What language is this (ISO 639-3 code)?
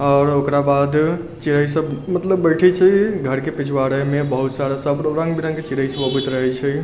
mai